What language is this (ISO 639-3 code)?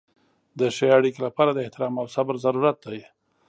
pus